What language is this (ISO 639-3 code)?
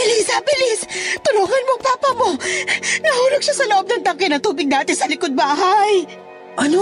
fil